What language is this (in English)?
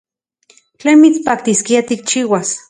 Central Puebla Nahuatl